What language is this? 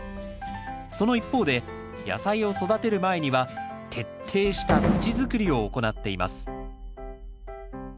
Japanese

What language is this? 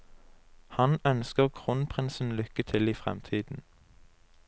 Norwegian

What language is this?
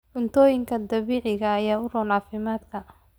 Somali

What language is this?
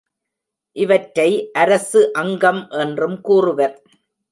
Tamil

